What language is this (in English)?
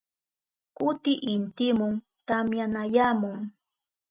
Southern Pastaza Quechua